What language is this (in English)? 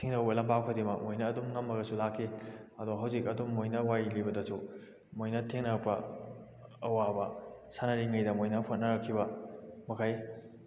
Manipuri